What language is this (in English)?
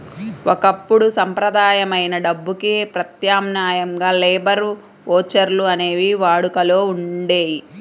Telugu